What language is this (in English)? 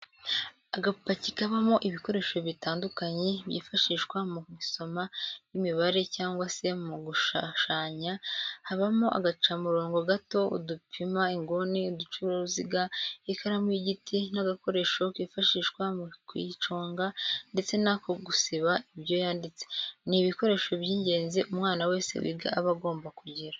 Kinyarwanda